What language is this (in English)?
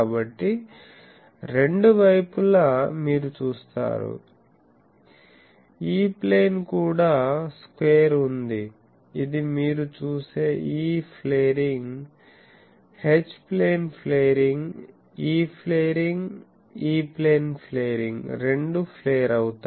Telugu